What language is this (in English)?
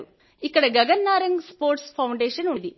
Telugu